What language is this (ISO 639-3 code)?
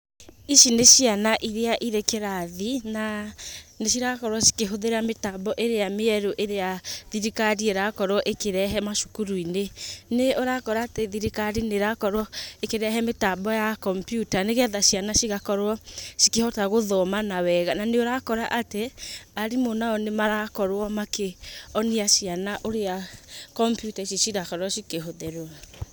kik